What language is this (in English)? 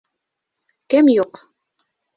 Bashkir